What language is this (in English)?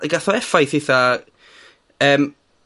Welsh